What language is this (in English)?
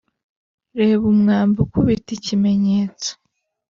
Kinyarwanda